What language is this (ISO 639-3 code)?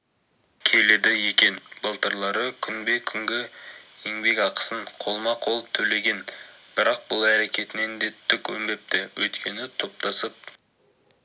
kaz